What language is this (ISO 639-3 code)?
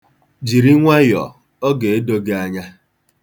ibo